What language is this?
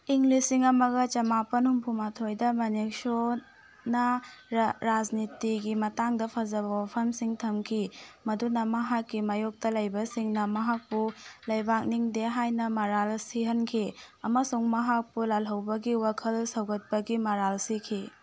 Manipuri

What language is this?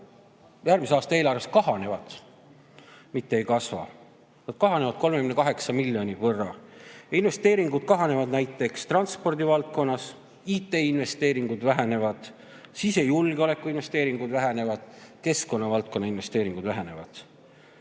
Estonian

